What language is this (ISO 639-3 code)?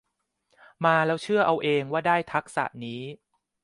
tha